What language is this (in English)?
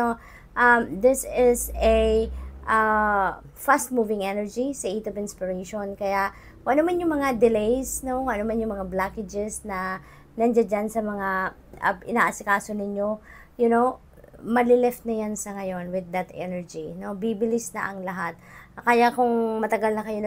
Filipino